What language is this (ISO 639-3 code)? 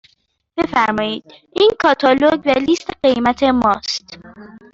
fas